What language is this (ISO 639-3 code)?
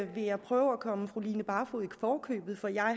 dan